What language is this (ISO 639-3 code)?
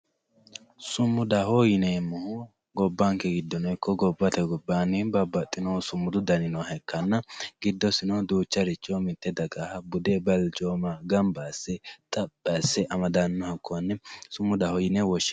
sid